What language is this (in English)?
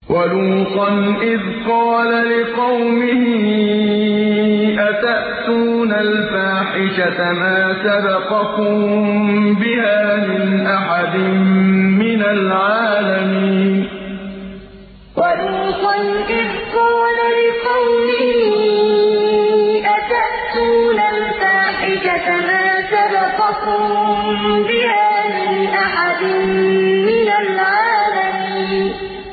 Arabic